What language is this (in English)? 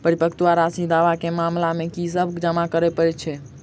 Maithili